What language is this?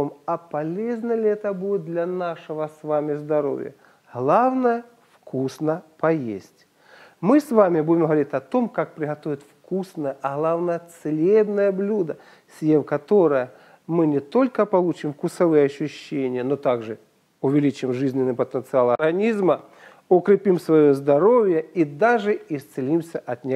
Russian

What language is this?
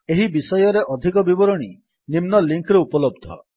Odia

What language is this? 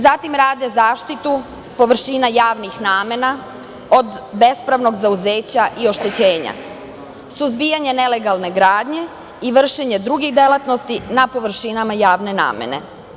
Serbian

